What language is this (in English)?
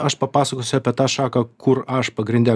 Lithuanian